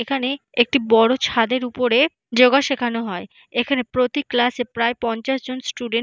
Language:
Bangla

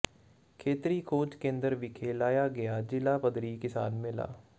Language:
Punjabi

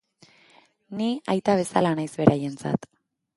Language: Basque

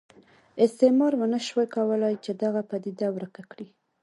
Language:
Pashto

